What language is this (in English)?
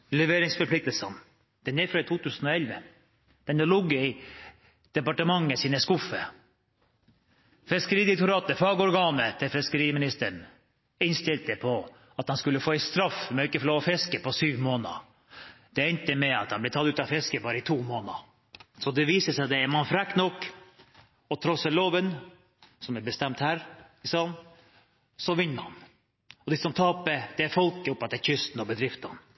Norwegian